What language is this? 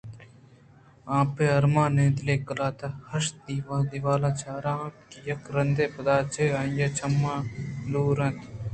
Eastern Balochi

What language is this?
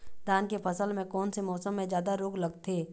Chhattisgarhi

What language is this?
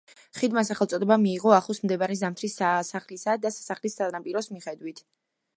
Georgian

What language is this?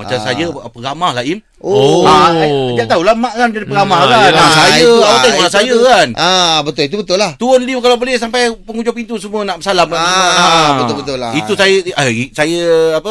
Malay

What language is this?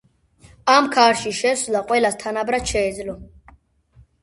Georgian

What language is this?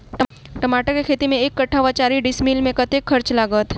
Maithili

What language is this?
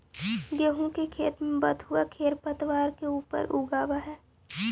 Magahi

